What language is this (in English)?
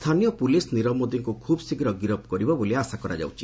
Odia